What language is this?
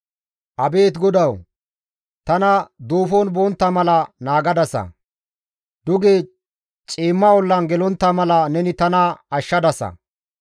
Gamo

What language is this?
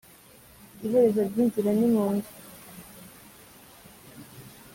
Kinyarwanda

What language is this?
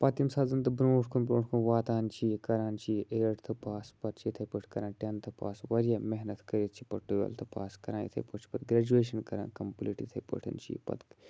Kashmiri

